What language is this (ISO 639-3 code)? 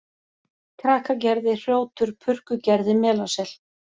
isl